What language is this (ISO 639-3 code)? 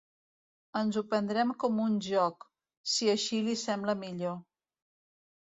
cat